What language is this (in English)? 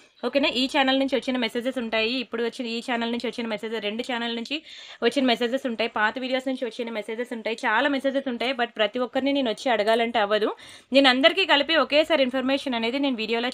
Telugu